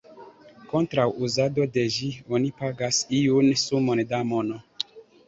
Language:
Esperanto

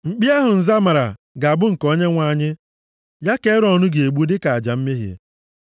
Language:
Igbo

